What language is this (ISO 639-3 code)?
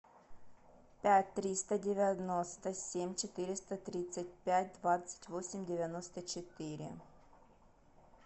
rus